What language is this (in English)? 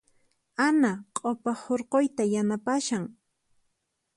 Puno Quechua